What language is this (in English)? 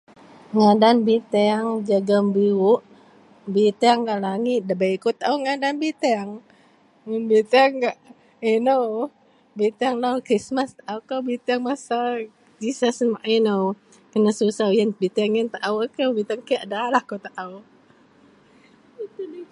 Central Melanau